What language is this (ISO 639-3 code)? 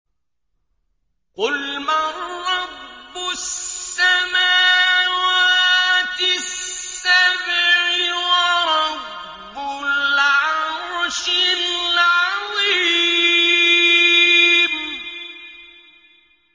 ara